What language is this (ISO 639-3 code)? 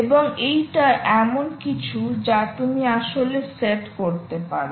ben